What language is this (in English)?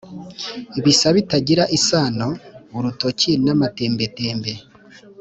Kinyarwanda